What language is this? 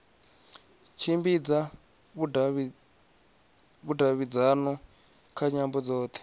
Venda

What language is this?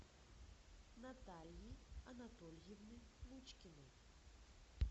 Russian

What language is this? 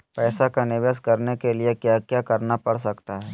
Magahi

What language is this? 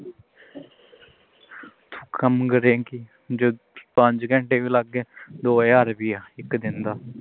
Punjabi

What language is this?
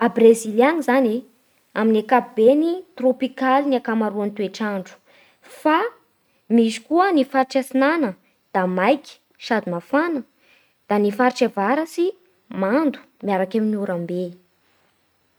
Bara Malagasy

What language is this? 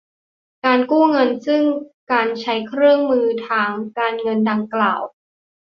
Thai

